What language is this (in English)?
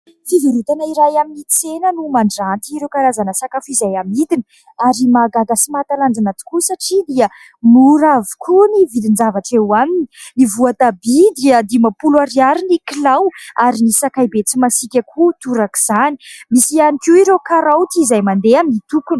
Malagasy